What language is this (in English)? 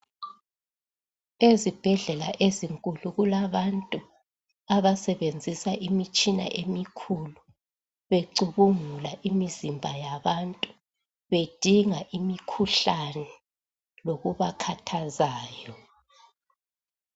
North Ndebele